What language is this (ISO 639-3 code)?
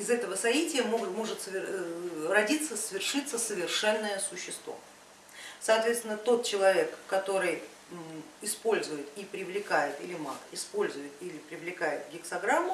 rus